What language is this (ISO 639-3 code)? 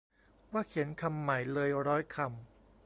tha